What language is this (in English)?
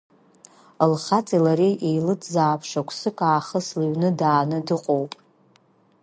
Abkhazian